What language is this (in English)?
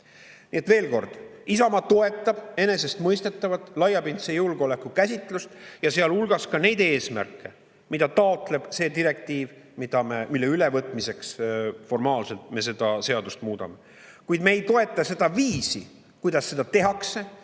Estonian